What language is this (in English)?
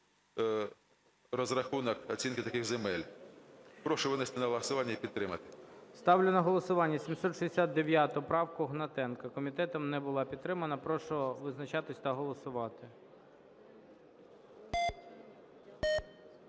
Ukrainian